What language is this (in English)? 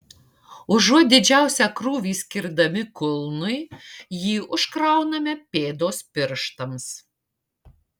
Lithuanian